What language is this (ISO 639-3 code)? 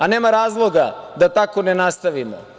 srp